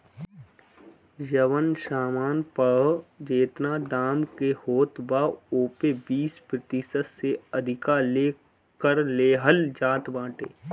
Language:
Bhojpuri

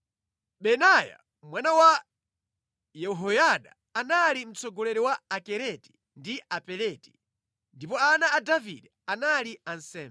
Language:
Nyanja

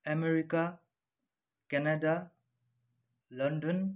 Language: Nepali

